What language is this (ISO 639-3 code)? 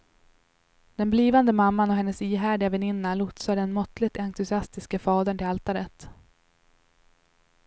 swe